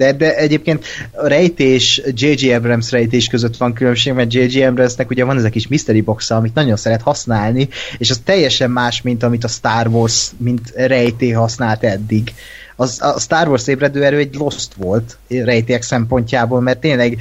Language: Hungarian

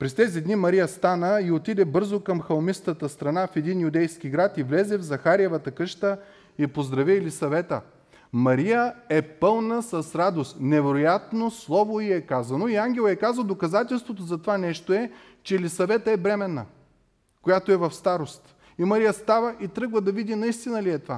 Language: Bulgarian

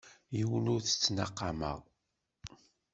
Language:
Kabyle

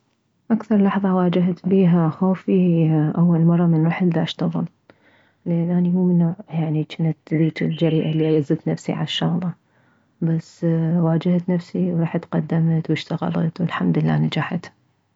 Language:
Mesopotamian Arabic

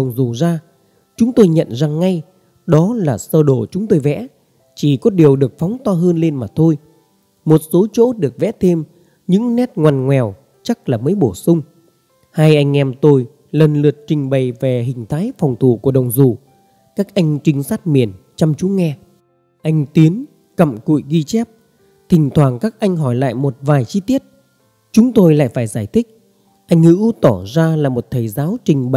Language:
Vietnamese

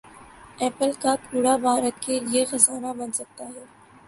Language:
Urdu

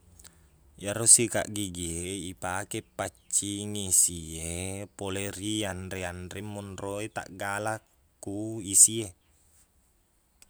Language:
Buginese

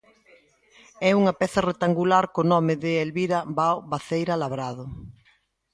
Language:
Galician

